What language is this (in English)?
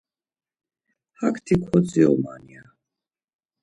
Laz